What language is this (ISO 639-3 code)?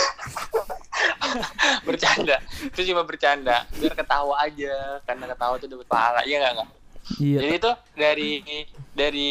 ind